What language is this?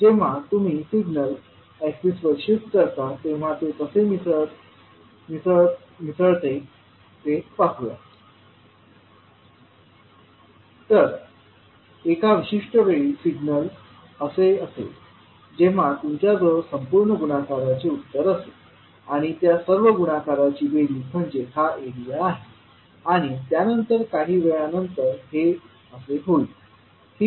Marathi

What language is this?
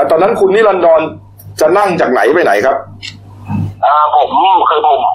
Thai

